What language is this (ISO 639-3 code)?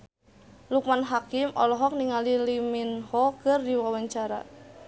sun